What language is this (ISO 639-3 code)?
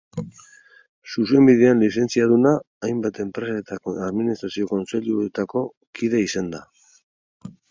eus